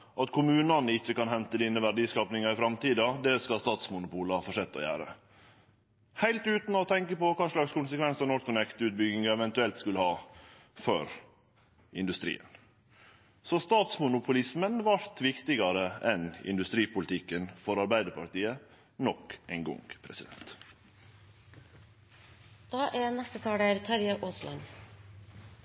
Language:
Norwegian Nynorsk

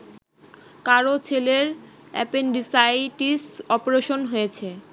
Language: Bangla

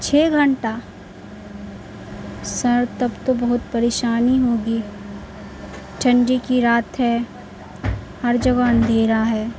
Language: Urdu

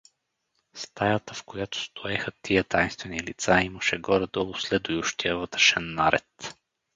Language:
Bulgarian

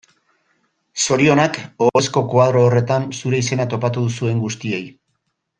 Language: Basque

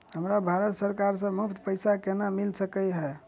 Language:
Maithili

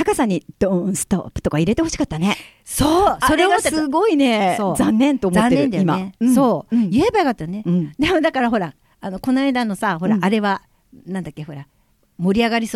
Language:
Japanese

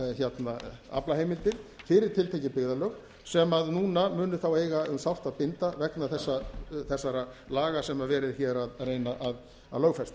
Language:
Icelandic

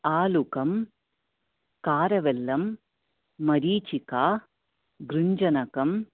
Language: Sanskrit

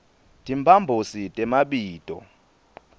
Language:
Swati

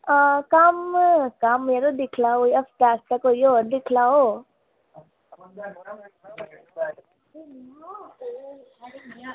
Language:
Dogri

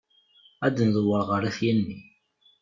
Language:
Kabyle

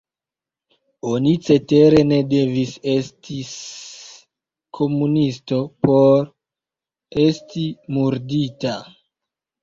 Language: Esperanto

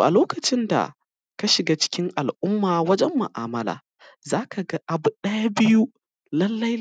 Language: Hausa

